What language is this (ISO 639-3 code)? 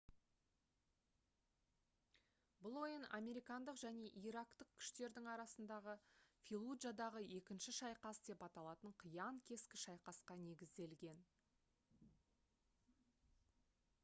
kaz